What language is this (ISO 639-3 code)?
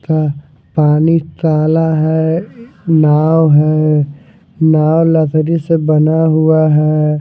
hin